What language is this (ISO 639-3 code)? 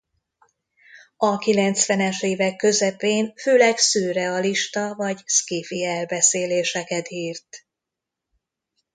hun